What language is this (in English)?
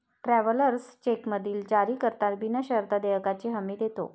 Marathi